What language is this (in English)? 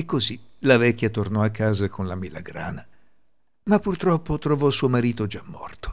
Italian